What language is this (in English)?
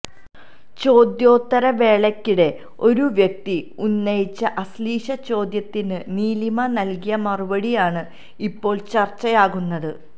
Malayalam